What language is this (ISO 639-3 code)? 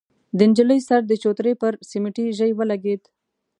pus